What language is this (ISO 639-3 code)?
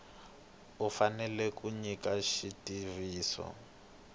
tso